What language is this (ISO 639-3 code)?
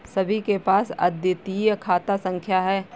hin